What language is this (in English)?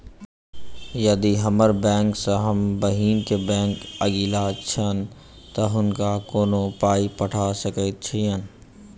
Maithili